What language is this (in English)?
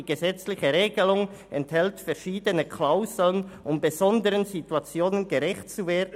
Swiss German